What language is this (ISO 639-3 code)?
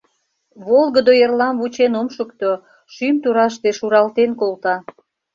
chm